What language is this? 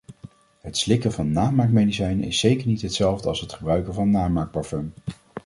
Dutch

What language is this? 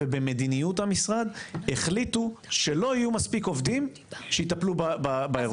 Hebrew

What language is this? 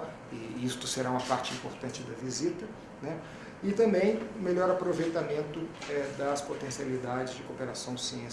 Portuguese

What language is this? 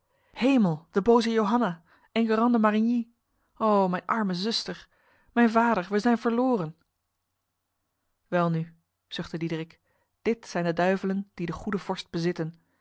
Dutch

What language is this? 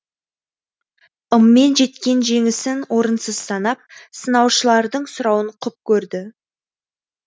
Kazakh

